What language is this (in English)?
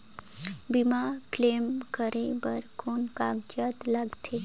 Chhattisgarhi